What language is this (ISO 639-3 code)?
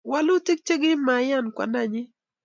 kln